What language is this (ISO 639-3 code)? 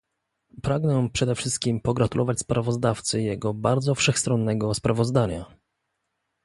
pol